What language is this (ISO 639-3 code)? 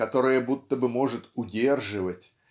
rus